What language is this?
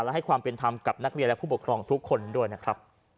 Thai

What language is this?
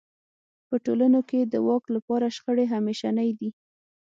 Pashto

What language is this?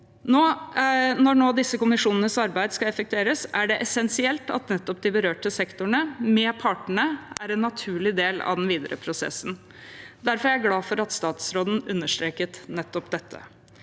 Norwegian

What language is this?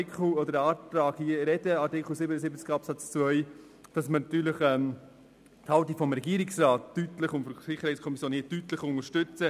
Swiss German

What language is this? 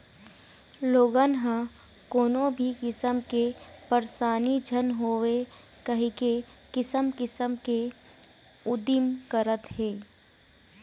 Chhattisgarhi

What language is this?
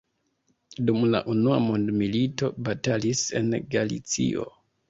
Esperanto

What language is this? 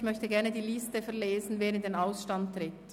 Swiss German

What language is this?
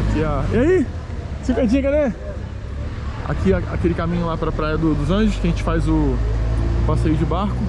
Portuguese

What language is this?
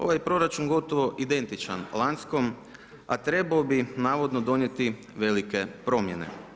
Croatian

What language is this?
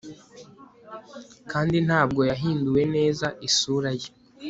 Kinyarwanda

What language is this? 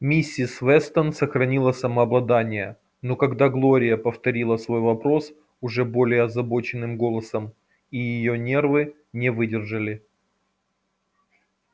Russian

